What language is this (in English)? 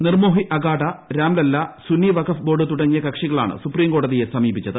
Malayalam